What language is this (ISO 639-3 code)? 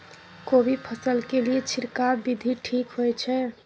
mai